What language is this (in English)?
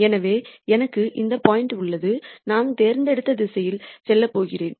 Tamil